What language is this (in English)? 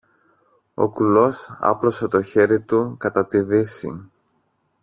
Greek